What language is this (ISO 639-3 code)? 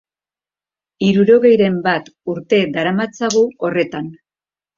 eus